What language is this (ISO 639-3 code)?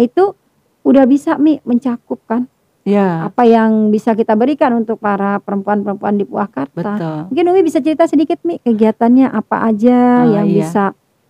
ind